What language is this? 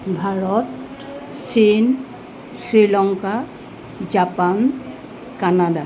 Assamese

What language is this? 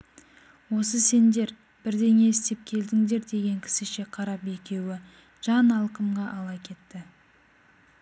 Kazakh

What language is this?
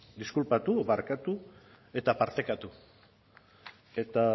Basque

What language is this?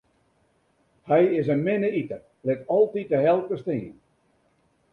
Western Frisian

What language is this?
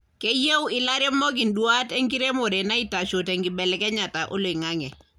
Masai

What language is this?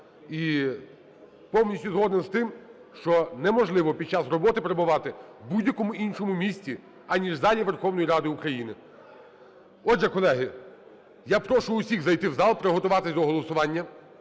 Ukrainian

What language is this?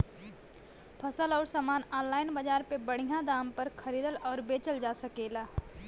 Bhojpuri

